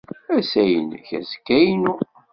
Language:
Kabyle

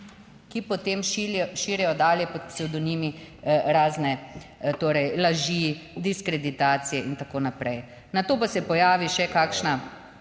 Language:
Slovenian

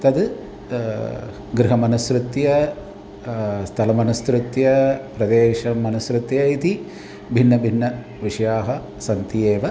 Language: Sanskrit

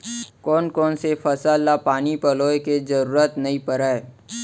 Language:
Chhattisgarhi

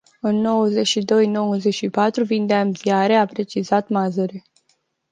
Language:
Romanian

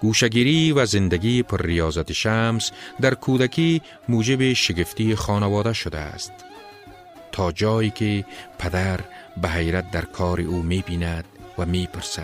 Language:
Persian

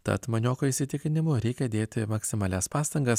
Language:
Lithuanian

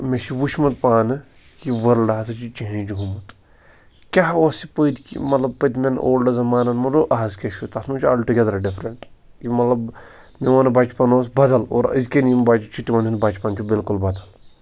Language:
Kashmiri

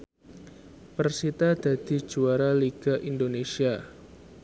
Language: Javanese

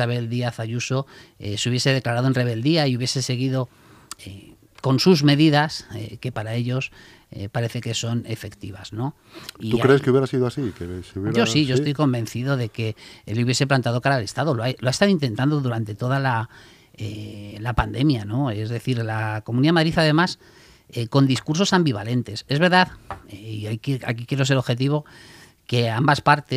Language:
Spanish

